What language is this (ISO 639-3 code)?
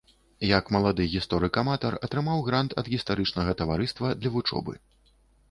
bel